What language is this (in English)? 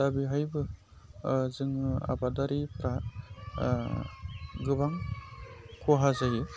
Bodo